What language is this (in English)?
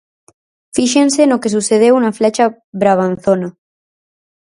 Galician